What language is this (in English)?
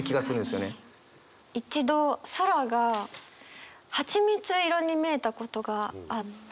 Japanese